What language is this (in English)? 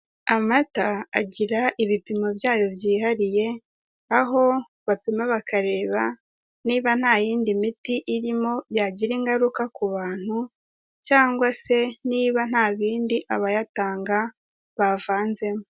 Kinyarwanda